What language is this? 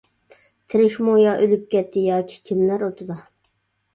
Uyghur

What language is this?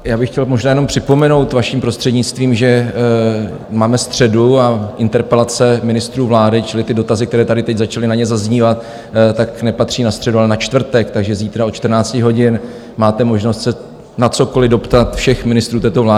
Czech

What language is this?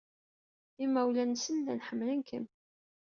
Kabyle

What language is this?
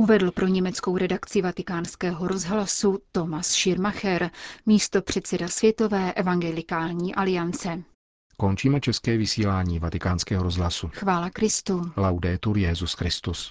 Czech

